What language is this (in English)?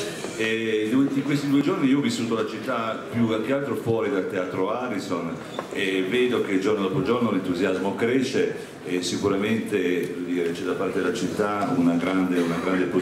Italian